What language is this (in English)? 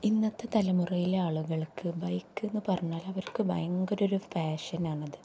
Malayalam